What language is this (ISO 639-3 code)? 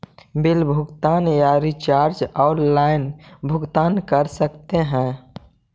mag